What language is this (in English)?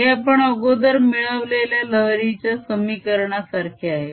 Marathi